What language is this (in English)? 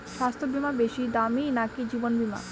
Bangla